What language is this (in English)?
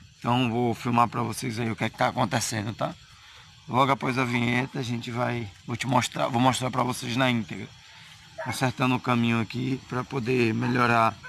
Portuguese